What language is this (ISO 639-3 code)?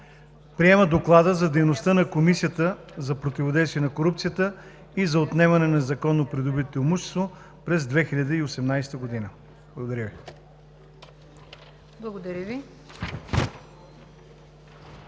bul